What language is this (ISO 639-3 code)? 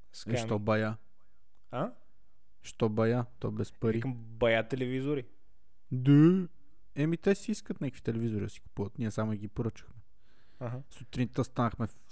bul